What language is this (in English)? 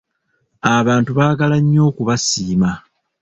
Ganda